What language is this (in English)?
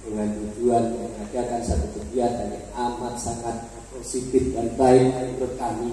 Indonesian